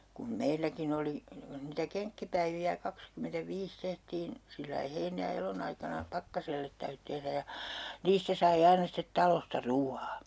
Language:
Finnish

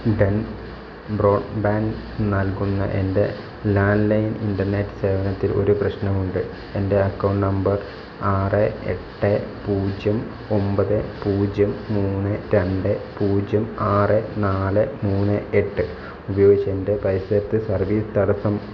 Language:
Malayalam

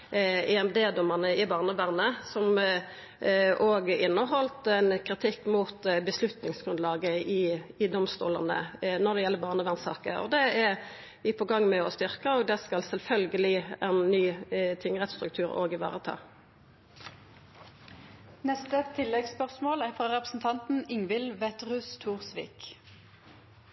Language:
Norwegian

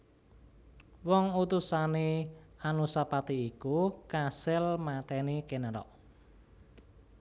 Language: Javanese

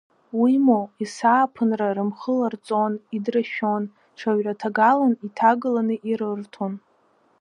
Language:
Abkhazian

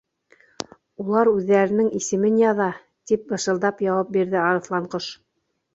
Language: Bashkir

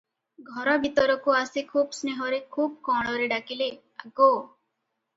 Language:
Odia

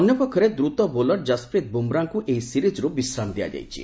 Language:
Odia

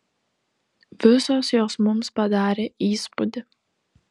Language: Lithuanian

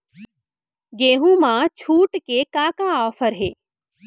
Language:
Chhattisgarhi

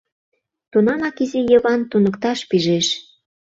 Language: Mari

